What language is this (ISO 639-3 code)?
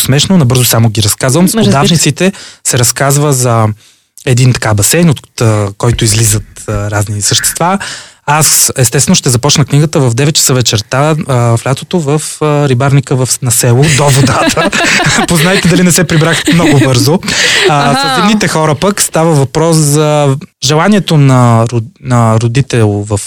bul